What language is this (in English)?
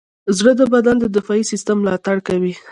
Pashto